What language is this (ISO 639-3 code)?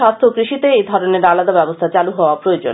ben